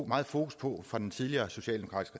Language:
Danish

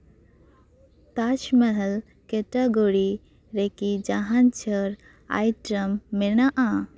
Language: Santali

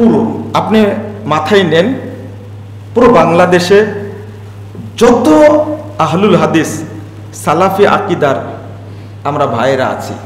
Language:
Indonesian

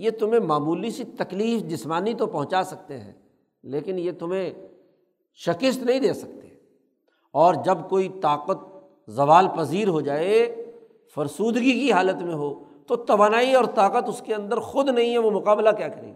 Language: Urdu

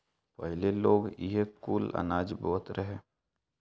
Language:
Bhojpuri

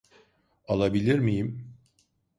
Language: Turkish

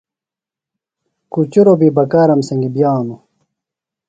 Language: Phalura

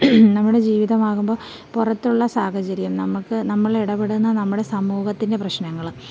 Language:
Malayalam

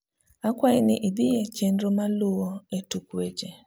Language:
Luo (Kenya and Tanzania)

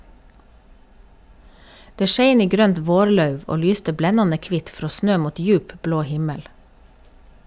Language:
Norwegian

